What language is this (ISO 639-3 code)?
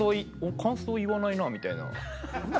jpn